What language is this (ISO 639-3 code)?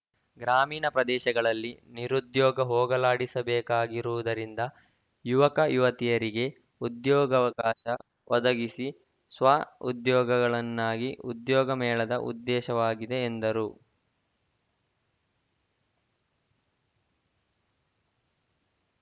kan